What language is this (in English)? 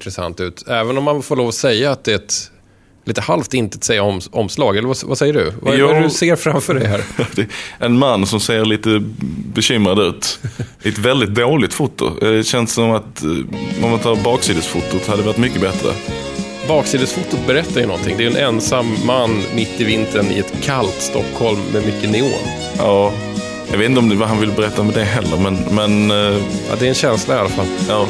Swedish